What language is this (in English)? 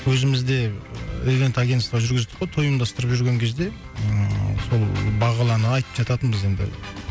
Kazakh